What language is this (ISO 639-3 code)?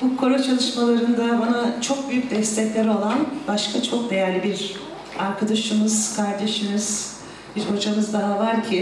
tur